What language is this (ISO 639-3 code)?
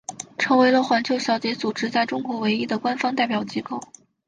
zho